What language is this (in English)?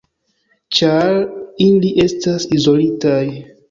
Esperanto